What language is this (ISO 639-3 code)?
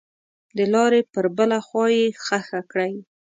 pus